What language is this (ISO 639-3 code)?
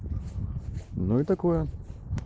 rus